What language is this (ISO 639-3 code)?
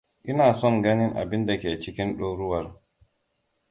hau